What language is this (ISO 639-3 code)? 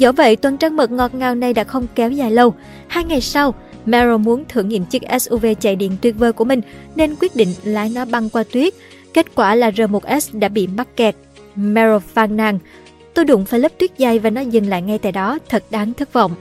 vie